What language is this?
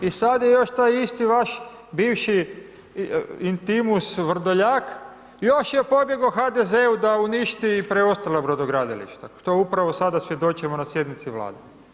Croatian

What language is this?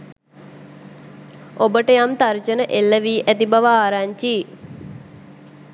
Sinhala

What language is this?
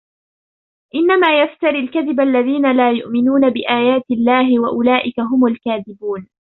Arabic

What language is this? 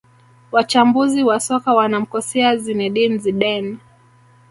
Swahili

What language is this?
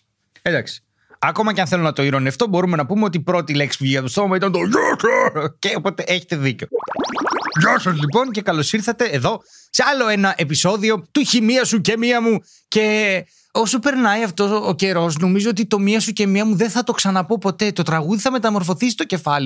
Greek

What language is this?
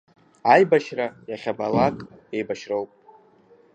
Abkhazian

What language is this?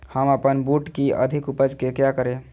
Magahi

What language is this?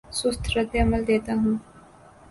Urdu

